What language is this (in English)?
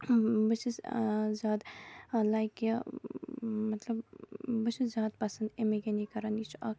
Kashmiri